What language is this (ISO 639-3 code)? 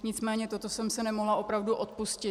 ces